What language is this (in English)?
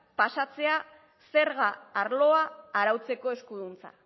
Basque